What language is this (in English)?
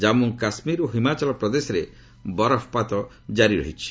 Odia